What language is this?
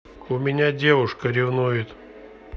Russian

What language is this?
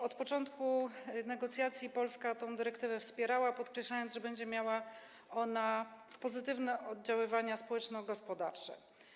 Polish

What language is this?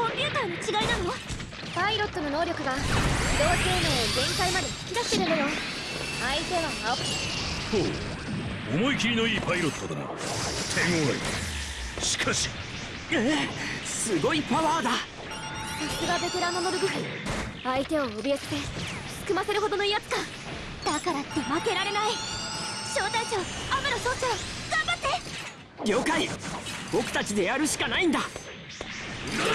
Japanese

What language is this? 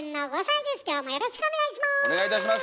Japanese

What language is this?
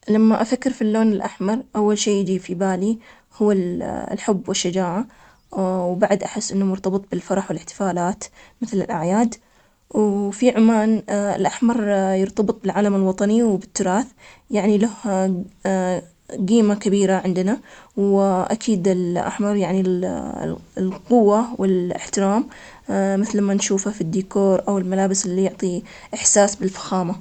Omani Arabic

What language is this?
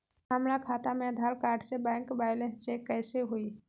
Magahi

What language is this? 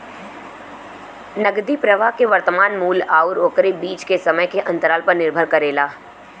Bhojpuri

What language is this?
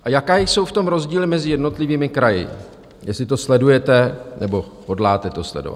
Czech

